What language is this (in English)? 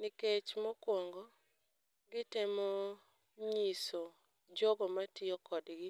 Luo (Kenya and Tanzania)